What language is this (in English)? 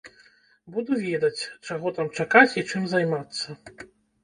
Belarusian